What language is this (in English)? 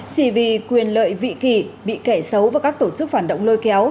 Vietnamese